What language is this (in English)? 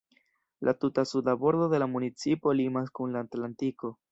Esperanto